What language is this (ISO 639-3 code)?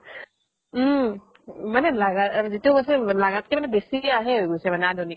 asm